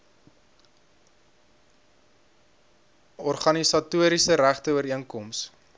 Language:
Afrikaans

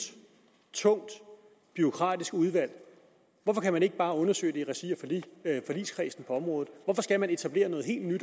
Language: Danish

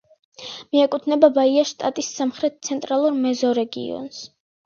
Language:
Georgian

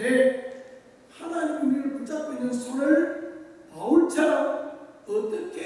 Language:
Korean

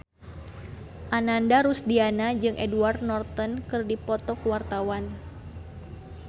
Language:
Sundanese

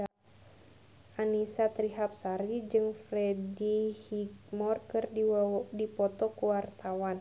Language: Sundanese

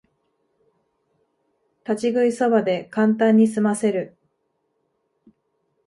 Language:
Japanese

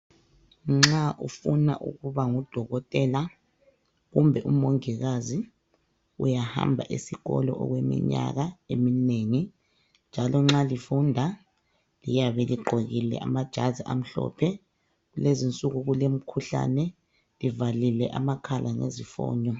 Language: North Ndebele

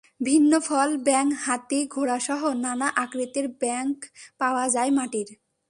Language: Bangla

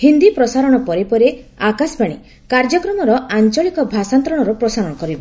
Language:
Odia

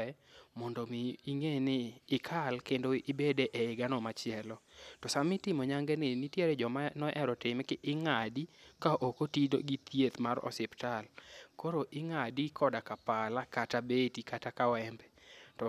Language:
Luo (Kenya and Tanzania)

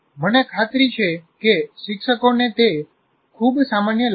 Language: Gujarati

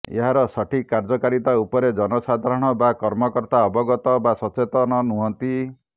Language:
Odia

